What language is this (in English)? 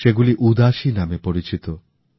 Bangla